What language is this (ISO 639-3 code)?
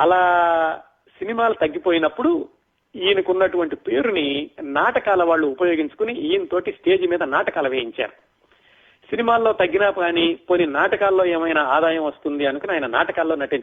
tel